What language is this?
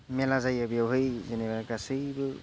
Bodo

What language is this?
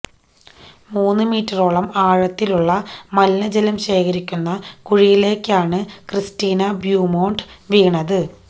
Malayalam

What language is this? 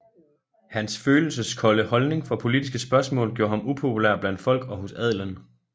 Danish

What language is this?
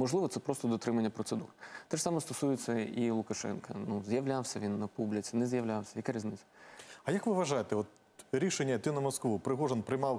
Ukrainian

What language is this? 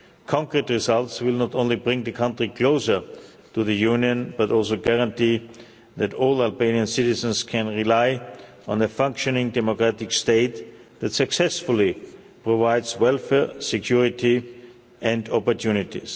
English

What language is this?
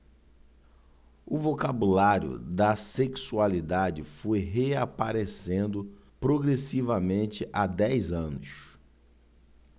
Portuguese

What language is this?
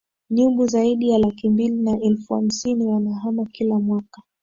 Swahili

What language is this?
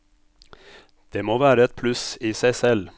Norwegian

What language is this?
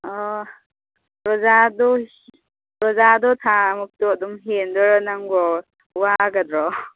Manipuri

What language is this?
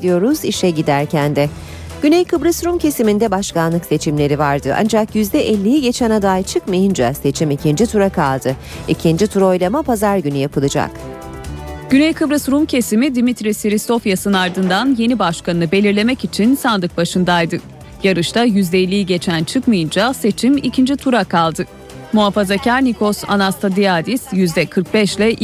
Turkish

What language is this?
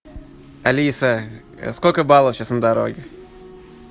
Russian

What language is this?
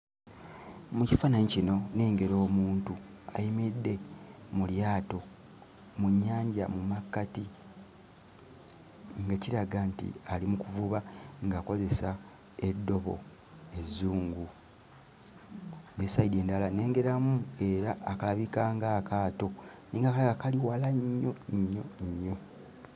Ganda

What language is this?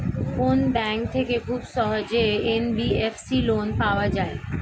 Bangla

